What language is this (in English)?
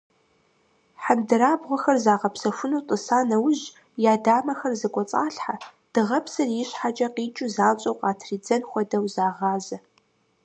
Kabardian